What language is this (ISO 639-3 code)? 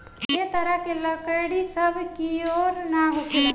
bho